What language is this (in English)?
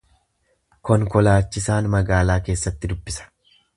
Oromo